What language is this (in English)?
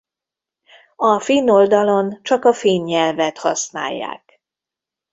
Hungarian